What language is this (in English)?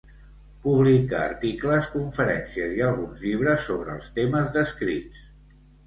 Catalan